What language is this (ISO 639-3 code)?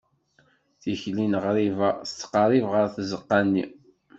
kab